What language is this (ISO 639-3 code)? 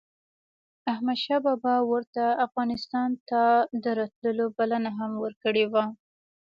pus